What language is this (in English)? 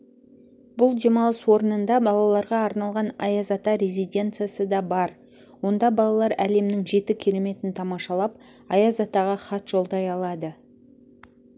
Kazakh